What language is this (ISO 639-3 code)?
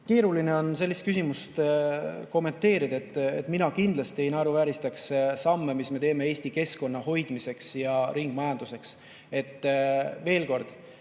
est